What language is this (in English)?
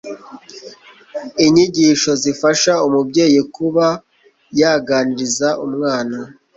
Kinyarwanda